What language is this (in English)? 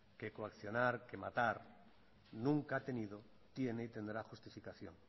Spanish